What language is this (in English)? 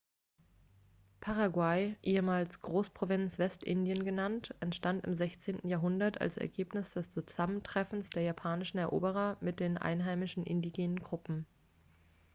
German